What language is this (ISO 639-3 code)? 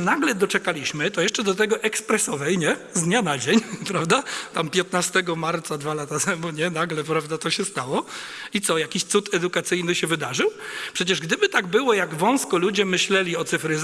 pol